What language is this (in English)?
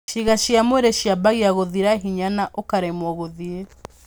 Kikuyu